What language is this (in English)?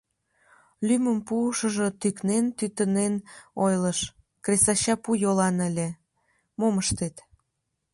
Mari